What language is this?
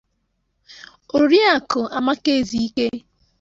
Igbo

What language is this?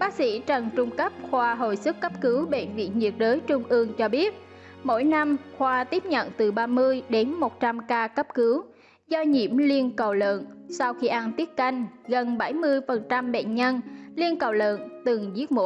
Vietnamese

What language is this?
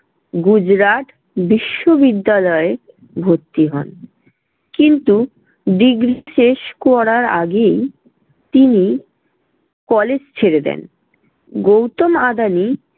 Bangla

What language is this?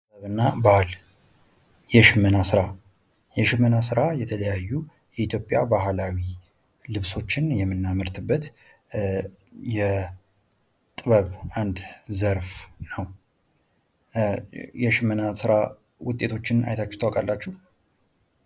Amharic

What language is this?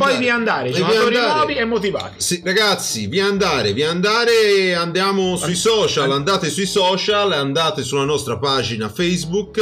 Italian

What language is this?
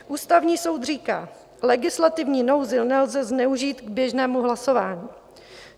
Czech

